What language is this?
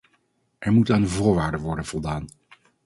Dutch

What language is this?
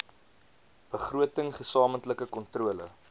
Afrikaans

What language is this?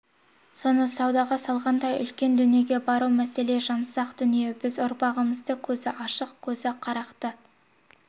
Kazakh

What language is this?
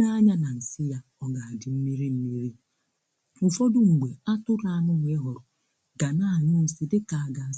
Igbo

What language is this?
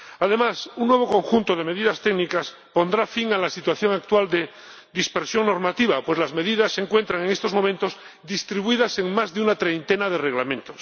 Spanish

